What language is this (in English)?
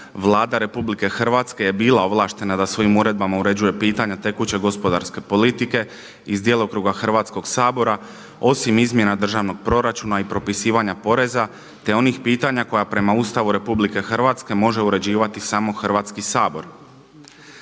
Croatian